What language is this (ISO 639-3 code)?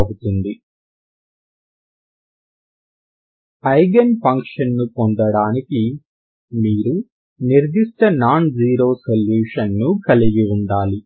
tel